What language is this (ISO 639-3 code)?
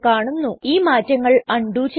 mal